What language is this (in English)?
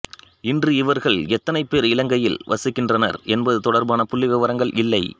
Tamil